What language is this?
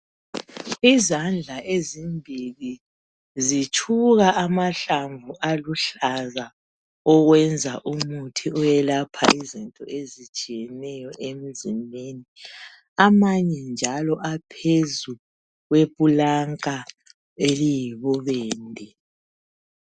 North Ndebele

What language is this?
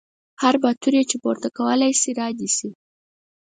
Pashto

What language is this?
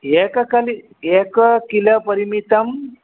Sanskrit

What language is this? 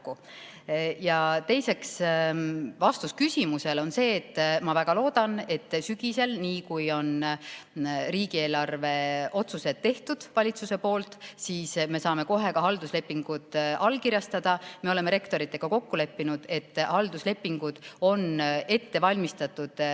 Estonian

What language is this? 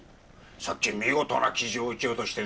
Japanese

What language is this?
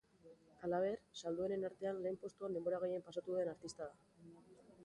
Basque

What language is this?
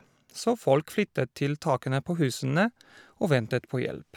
Norwegian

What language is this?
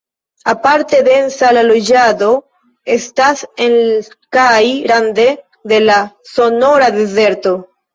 Esperanto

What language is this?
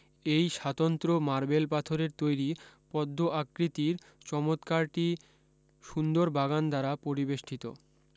Bangla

